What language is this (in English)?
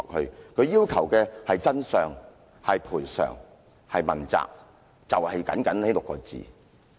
Cantonese